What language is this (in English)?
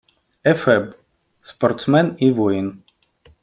Ukrainian